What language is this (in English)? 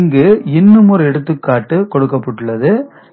Tamil